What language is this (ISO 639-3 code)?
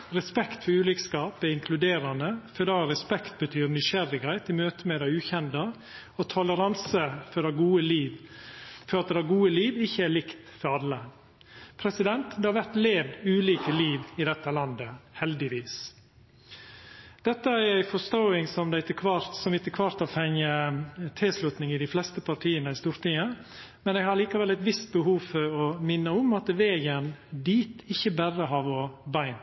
nno